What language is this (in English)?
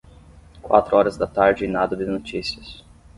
Portuguese